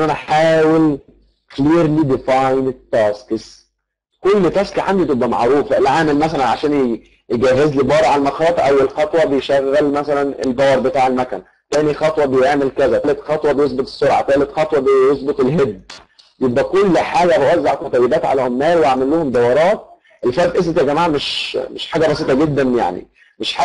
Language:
Arabic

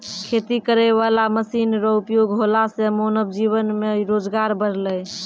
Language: Maithili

